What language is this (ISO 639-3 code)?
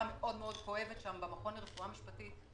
heb